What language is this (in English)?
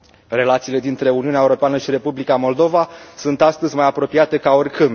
Romanian